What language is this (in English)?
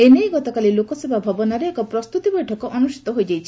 Odia